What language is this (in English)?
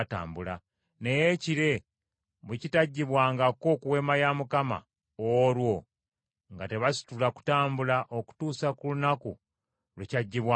Ganda